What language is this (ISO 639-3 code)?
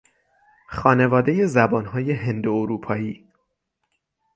fas